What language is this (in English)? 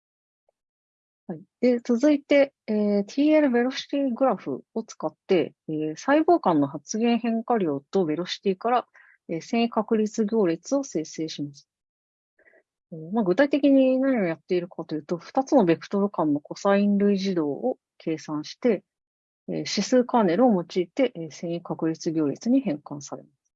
Japanese